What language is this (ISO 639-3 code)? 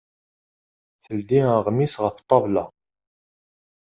kab